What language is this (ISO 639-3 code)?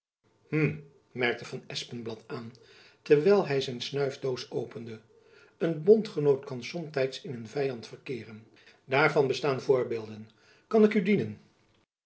nld